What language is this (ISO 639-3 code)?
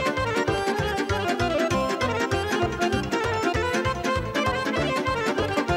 ron